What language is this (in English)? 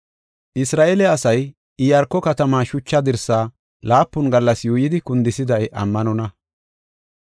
Gofa